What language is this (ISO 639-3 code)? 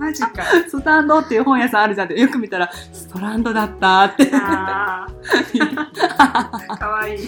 jpn